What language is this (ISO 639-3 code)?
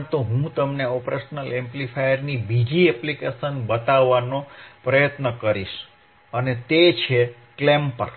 guj